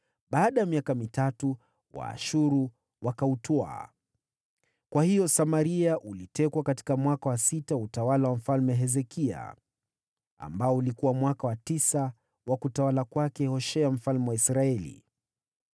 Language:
Swahili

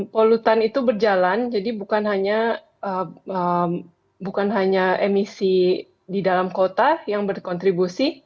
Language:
Indonesian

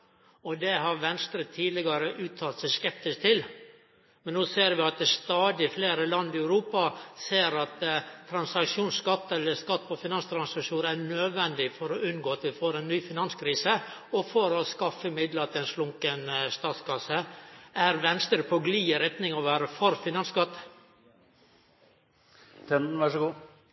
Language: Norwegian Nynorsk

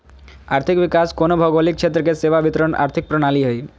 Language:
Magahi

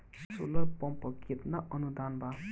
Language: Bhojpuri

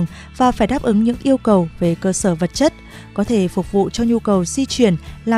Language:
Vietnamese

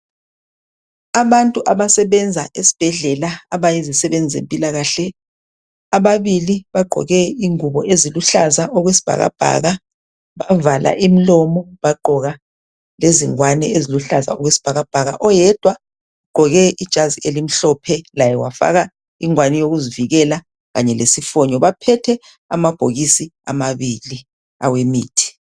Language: North Ndebele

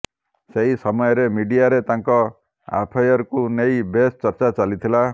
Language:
Odia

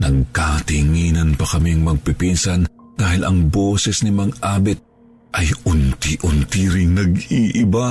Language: Filipino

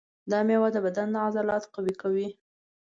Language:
Pashto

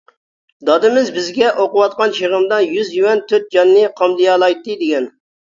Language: Uyghur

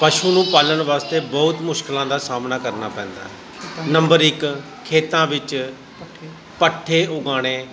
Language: Punjabi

